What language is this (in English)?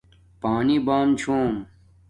Domaaki